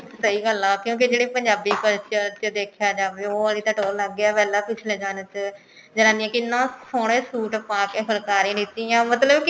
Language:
Punjabi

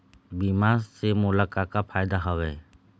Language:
Chhattisgarhi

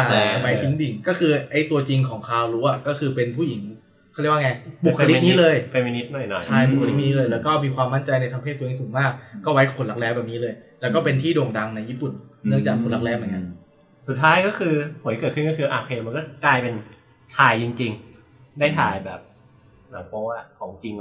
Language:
Thai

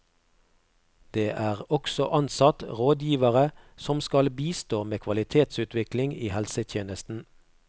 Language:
Norwegian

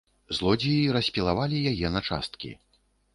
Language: Belarusian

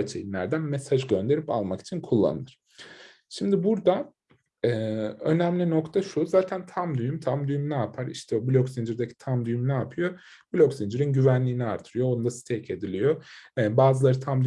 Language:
Turkish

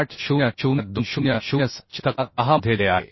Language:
Marathi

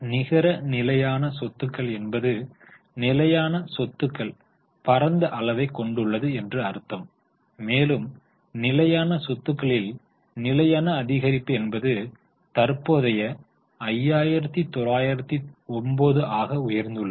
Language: Tamil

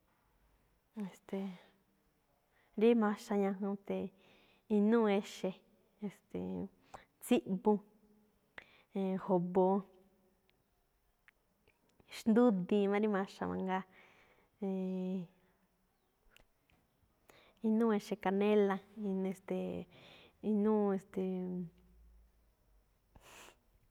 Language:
Malinaltepec Me'phaa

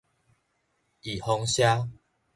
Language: Min Nan Chinese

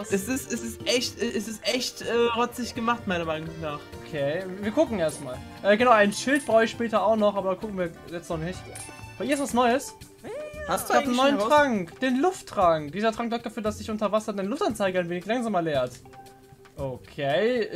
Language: German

